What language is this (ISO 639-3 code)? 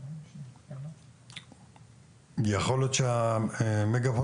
heb